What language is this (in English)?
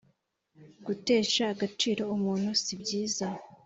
Kinyarwanda